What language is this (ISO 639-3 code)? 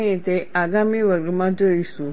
guj